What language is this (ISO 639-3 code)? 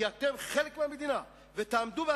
heb